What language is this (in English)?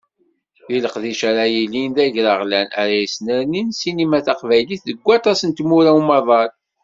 Kabyle